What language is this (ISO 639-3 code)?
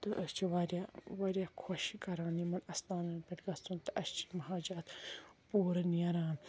kas